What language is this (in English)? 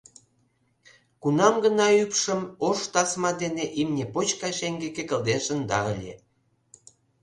Mari